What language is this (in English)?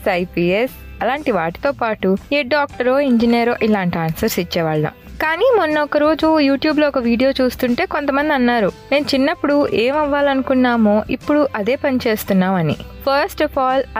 Telugu